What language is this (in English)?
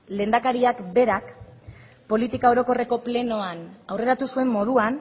Basque